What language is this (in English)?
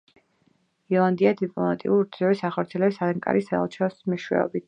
Georgian